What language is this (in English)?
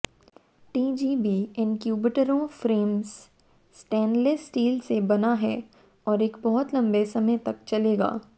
Hindi